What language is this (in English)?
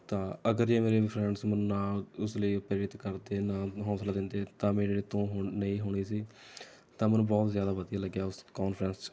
Punjabi